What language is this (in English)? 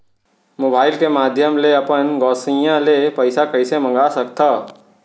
Chhattisgarhi